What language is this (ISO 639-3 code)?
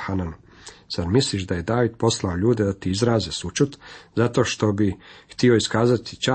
hrv